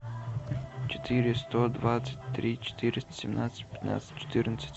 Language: Russian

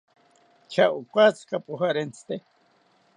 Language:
South Ucayali Ashéninka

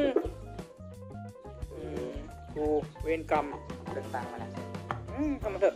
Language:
Thai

